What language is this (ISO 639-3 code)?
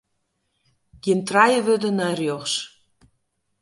fry